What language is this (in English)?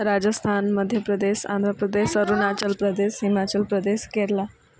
Odia